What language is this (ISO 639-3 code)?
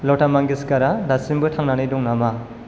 brx